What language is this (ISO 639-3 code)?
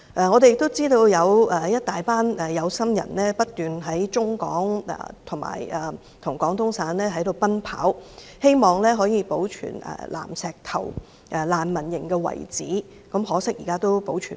yue